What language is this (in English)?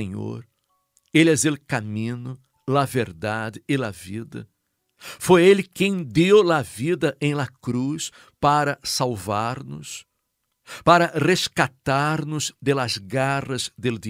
Portuguese